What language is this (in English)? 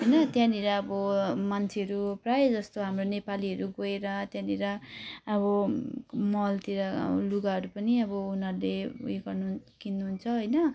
Nepali